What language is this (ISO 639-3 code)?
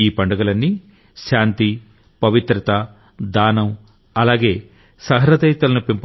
tel